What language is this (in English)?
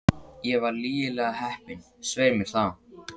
Icelandic